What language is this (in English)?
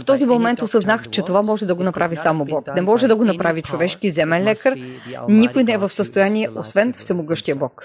Bulgarian